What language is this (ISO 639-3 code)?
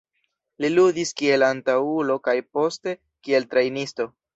epo